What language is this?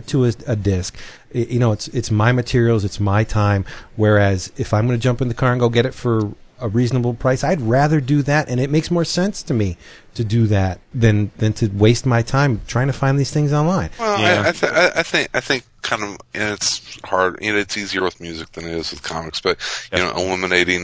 English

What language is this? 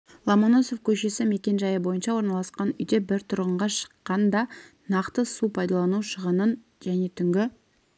Kazakh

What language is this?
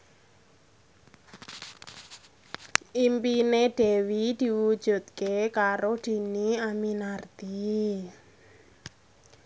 Javanese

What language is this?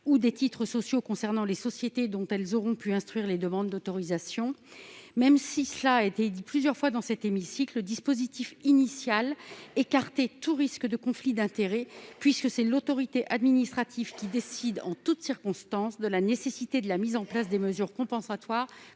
French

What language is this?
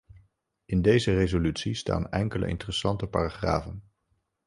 Dutch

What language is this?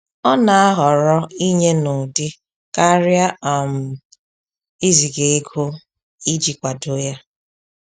Igbo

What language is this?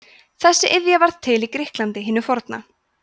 Icelandic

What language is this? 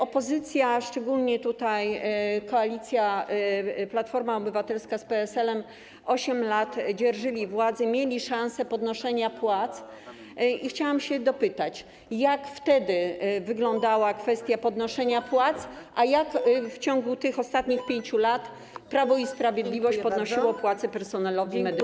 Polish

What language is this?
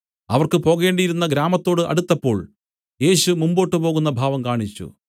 Malayalam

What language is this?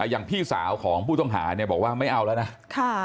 Thai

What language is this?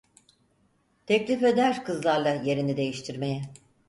Turkish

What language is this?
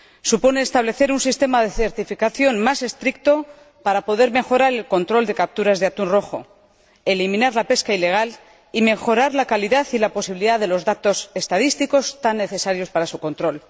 Spanish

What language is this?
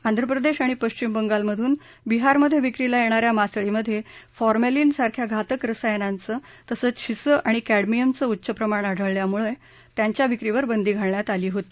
Marathi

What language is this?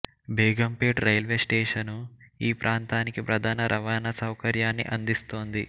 Telugu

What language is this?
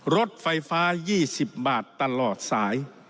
Thai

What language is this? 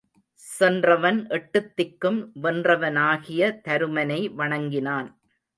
Tamil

